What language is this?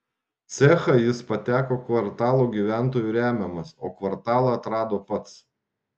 Lithuanian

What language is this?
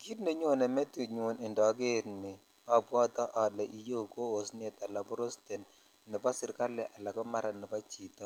Kalenjin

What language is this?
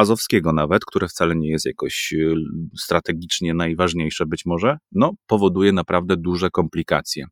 Polish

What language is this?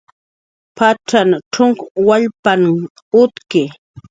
Jaqaru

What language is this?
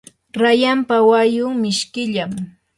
Yanahuanca Pasco Quechua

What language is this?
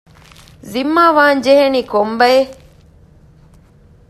Divehi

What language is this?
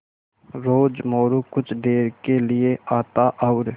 Hindi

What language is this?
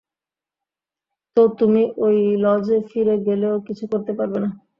Bangla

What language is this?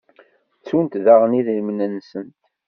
Kabyle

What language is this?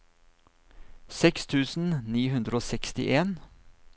Norwegian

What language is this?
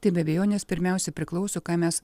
Lithuanian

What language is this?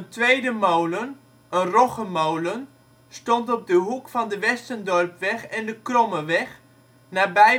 Dutch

